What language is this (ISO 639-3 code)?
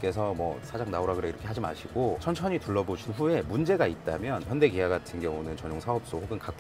kor